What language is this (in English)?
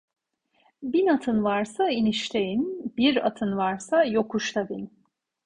Turkish